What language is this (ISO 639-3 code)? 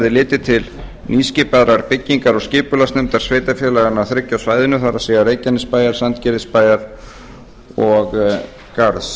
isl